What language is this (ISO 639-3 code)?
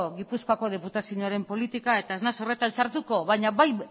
eus